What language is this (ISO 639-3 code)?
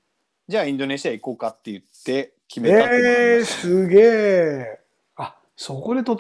jpn